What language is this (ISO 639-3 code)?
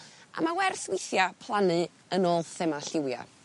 cym